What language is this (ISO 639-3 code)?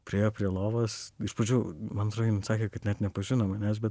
lit